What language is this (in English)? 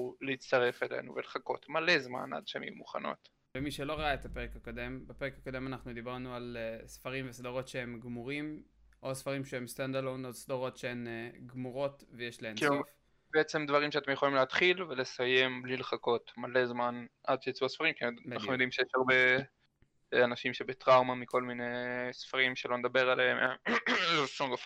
Hebrew